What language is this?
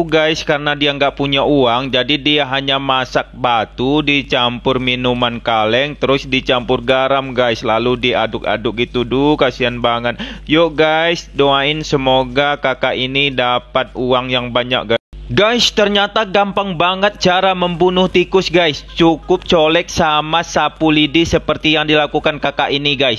Indonesian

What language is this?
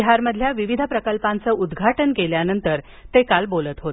Marathi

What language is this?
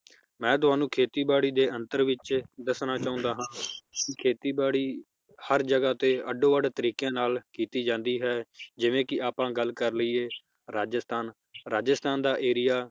Punjabi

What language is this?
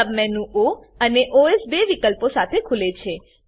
Gujarati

